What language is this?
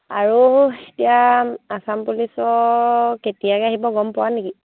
Assamese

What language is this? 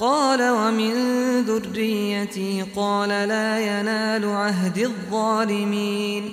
Arabic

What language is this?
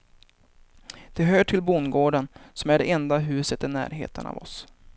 Swedish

